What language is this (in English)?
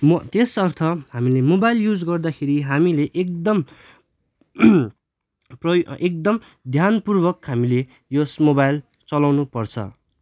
Nepali